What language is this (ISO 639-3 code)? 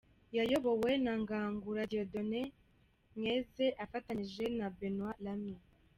kin